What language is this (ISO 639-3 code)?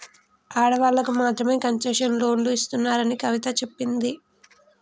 tel